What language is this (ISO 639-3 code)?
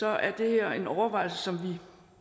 dan